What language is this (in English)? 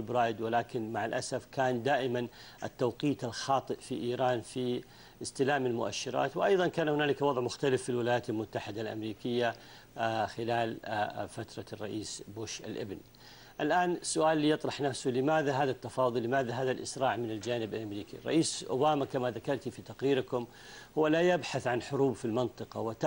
Arabic